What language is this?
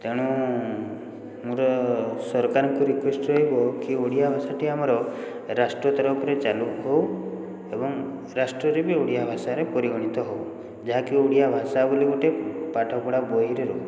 Odia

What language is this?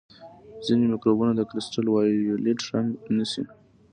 Pashto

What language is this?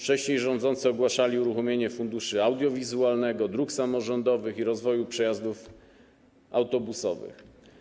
Polish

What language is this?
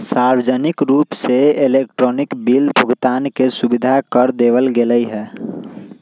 Magahi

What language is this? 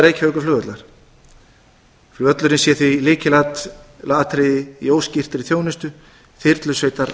Icelandic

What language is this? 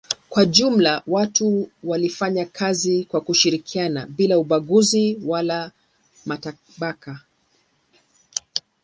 Swahili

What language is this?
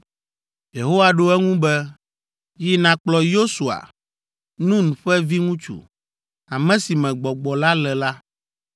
Ewe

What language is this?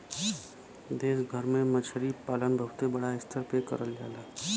Bhojpuri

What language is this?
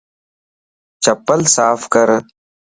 Lasi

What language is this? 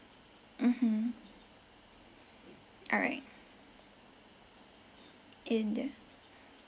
English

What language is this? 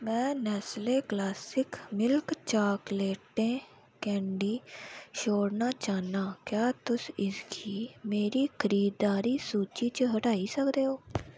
Dogri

